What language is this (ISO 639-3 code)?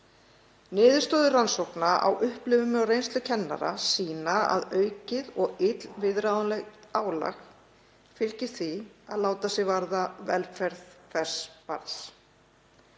isl